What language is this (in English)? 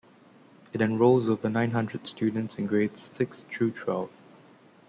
English